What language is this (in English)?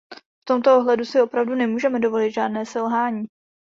Czech